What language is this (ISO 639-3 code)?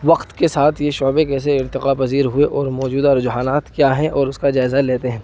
urd